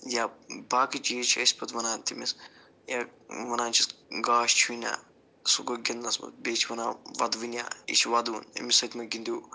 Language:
Kashmiri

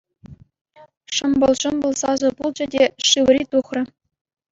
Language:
Chuvash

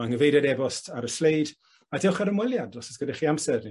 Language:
Welsh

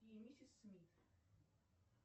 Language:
Russian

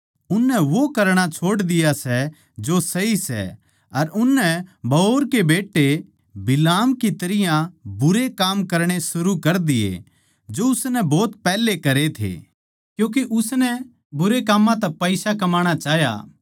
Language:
Haryanvi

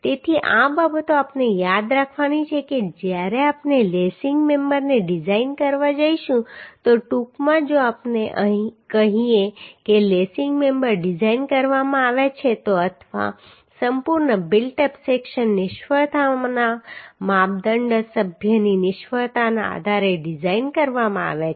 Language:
Gujarati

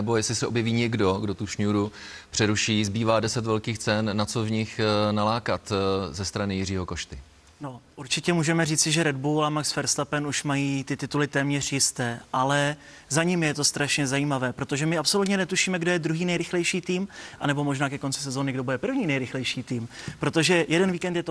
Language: Czech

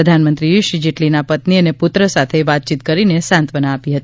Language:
Gujarati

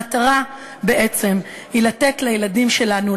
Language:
Hebrew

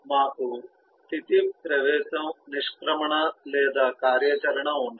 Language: Telugu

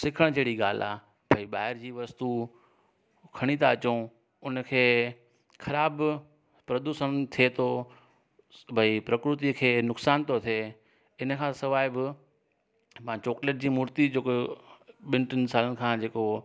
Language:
Sindhi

